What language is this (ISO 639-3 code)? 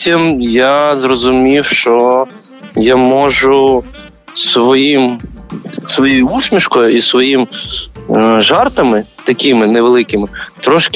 ukr